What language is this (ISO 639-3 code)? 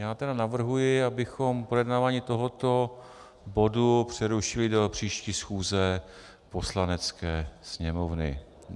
ces